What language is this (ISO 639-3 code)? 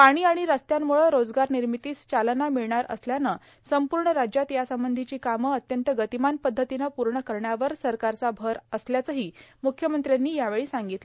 mar